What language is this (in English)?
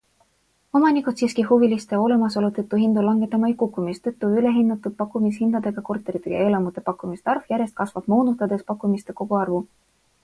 Estonian